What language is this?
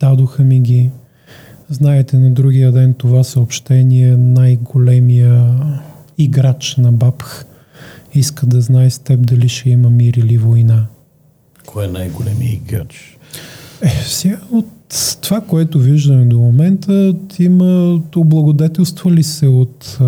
Bulgarian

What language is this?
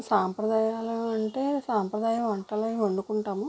Telugu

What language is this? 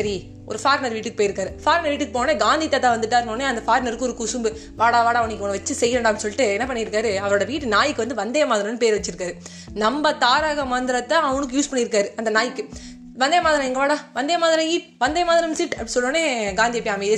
Tamil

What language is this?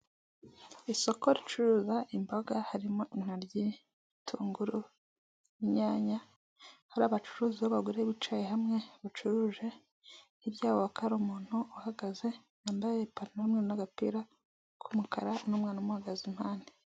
Kinyarwanda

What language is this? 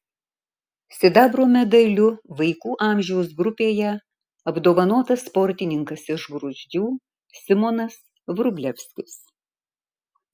Lithuanian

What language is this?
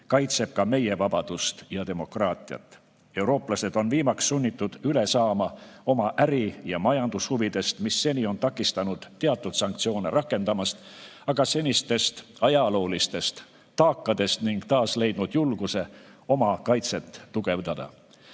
Estonian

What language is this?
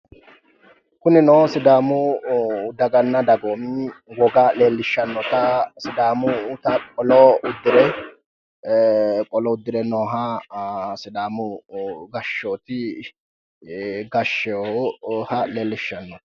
Sidamo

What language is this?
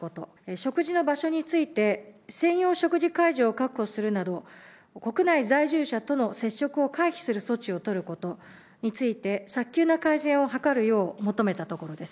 Japanese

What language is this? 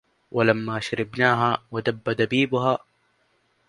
Arabic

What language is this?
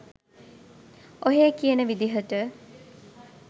Sinhala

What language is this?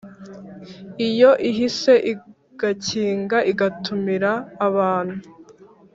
Kinyarwanda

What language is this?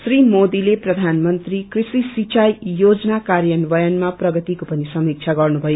Nepali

